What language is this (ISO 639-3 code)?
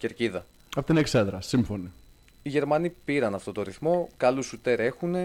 ell